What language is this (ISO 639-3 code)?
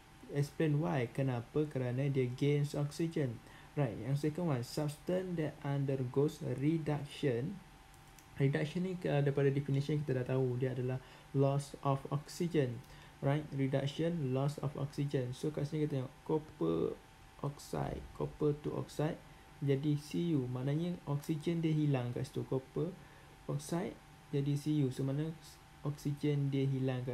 msa